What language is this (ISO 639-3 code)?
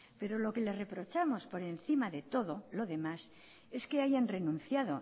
spa